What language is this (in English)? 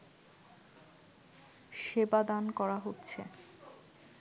Bangla